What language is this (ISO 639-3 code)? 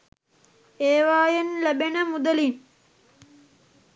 sin